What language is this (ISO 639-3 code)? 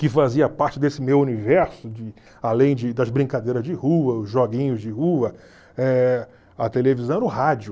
por